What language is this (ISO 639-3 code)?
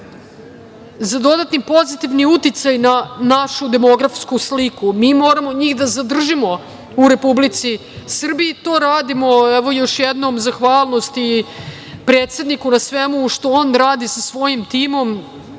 srp